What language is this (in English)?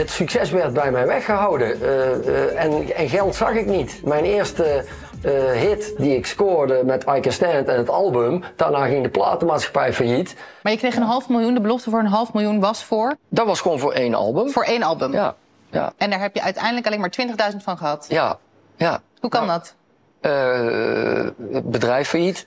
Dutch